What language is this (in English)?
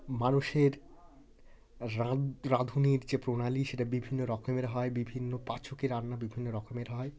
Bangla